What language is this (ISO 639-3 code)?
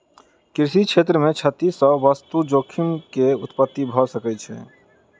mai